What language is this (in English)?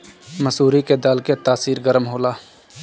Bhojpuri